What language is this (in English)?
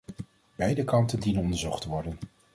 Dutch